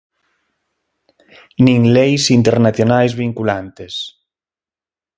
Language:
Galician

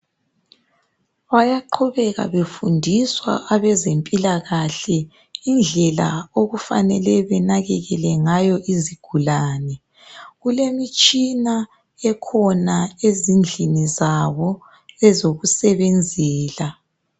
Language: North Ndebele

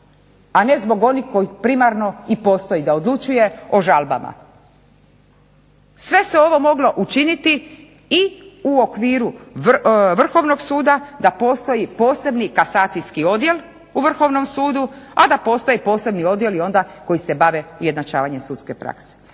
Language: Croatian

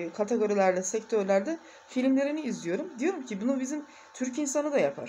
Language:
Turkish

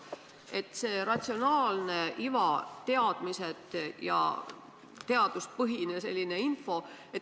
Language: Estonian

